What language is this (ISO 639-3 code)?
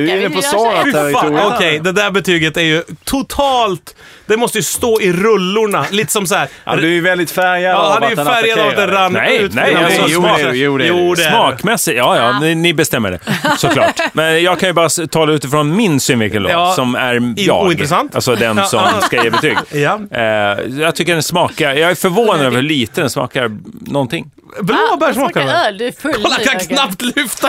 swe